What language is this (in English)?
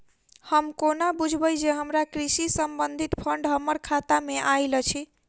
Maithili